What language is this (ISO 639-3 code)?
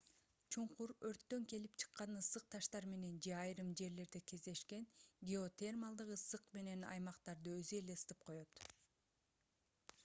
kir